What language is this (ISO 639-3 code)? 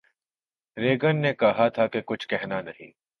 urd